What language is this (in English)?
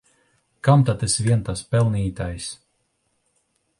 Latvian